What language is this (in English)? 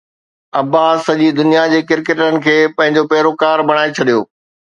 Sindhi